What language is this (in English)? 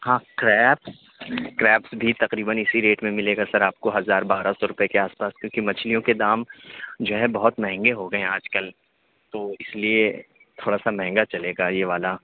Urdu